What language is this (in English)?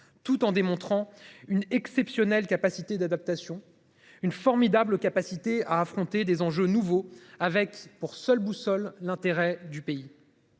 French